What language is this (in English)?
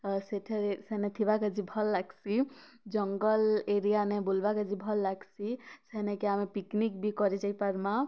Odia